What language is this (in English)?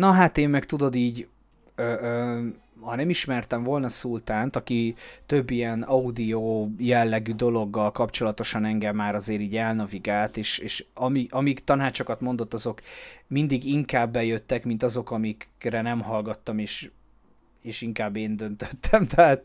Hungarian